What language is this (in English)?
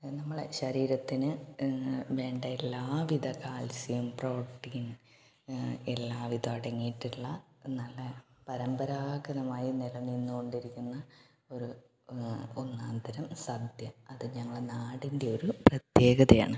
Malayalam